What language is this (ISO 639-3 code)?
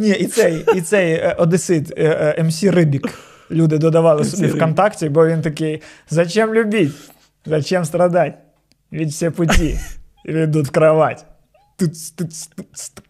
ukr